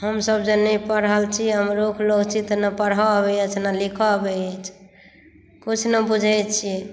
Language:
Maithili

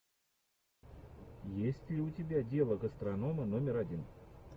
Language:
Russian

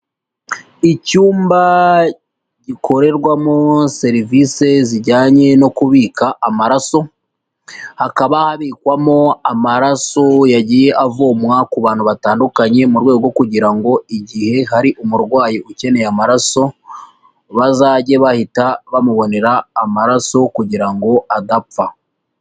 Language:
Kinyarwanda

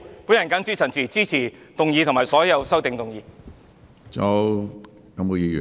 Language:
Cantonese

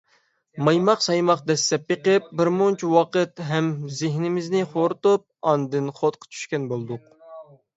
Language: Uyghur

